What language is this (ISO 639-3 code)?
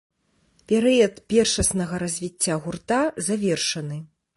bel